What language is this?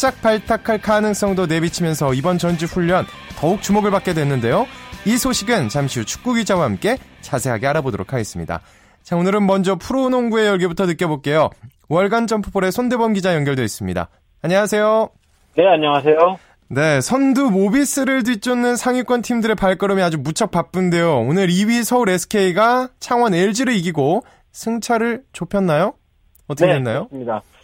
Korean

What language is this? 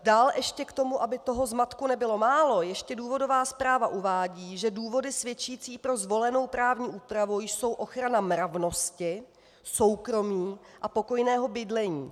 Czech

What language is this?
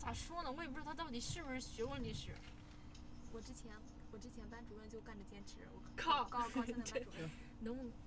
Chinese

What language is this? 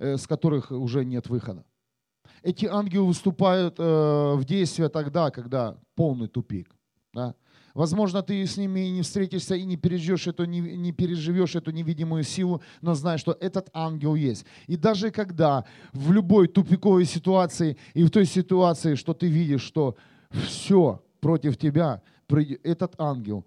Russian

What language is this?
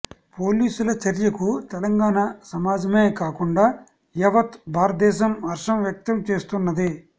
Telugu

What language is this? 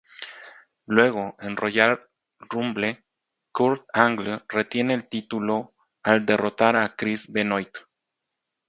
Spanish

